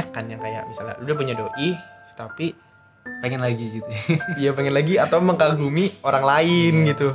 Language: Indonesian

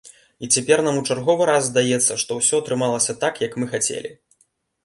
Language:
Belarusian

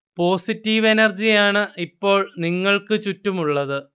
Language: Malayalam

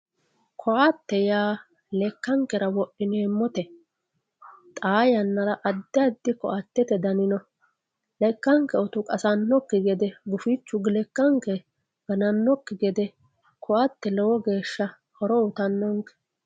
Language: Sidamo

